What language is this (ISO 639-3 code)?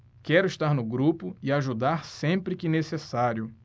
por